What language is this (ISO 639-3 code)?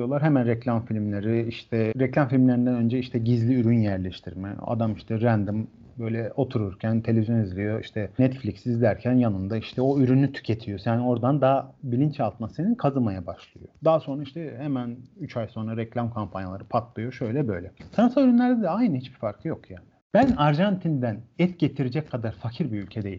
tur